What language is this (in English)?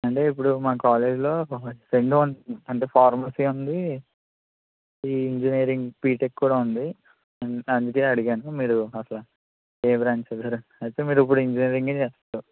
Telugu